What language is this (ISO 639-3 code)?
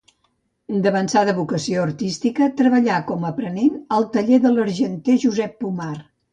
cat